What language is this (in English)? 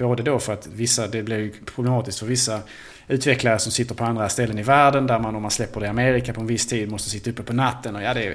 Swedish